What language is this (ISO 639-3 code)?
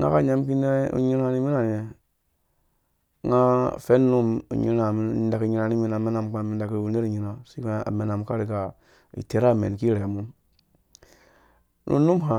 ldb